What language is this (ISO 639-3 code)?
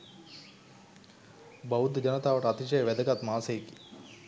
sin